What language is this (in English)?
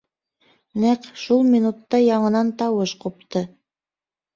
Bashkir